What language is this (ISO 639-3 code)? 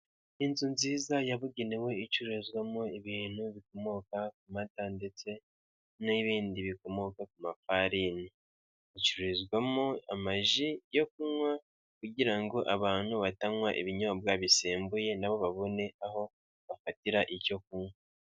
kin